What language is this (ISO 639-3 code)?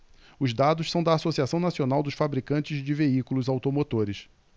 por